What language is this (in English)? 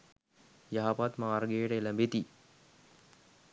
Sinhala